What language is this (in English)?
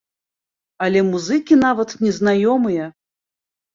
Belarusian